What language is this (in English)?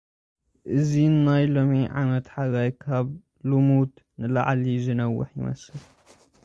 Tigrinya